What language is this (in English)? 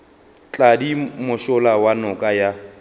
Northern Sotho